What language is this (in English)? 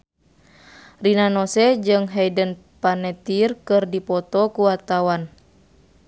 Sundanese